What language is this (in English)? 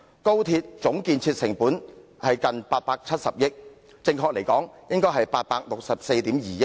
Cantonese